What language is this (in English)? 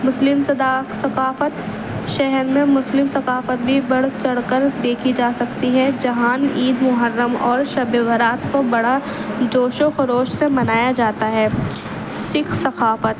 Urdu